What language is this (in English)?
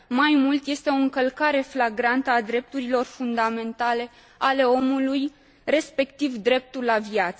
Romanian